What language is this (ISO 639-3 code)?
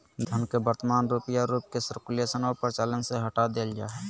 mag